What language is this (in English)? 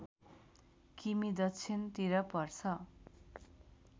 Nepali